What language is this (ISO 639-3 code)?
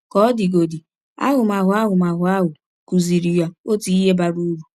ibo